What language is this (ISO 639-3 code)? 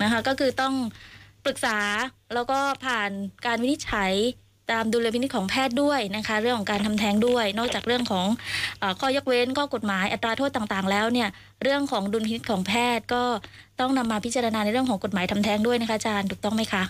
tha